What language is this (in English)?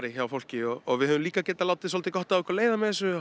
Icelandic